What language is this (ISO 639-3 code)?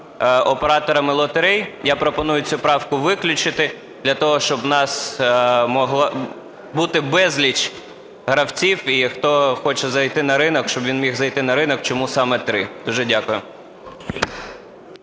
ukr